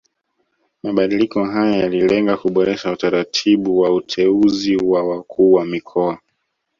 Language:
Swahili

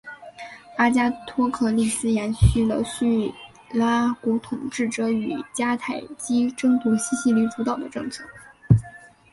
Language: Chinese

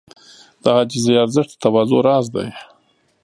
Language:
Pashto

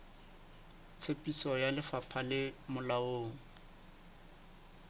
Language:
Southern Sotho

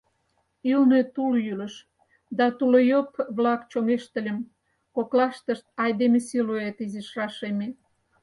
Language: Mari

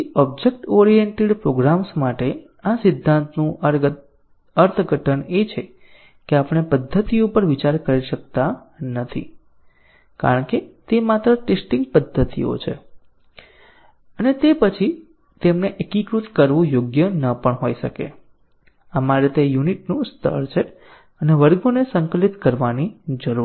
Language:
Gujarati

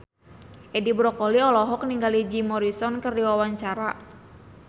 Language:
Sundanese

